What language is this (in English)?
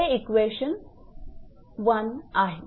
Marathi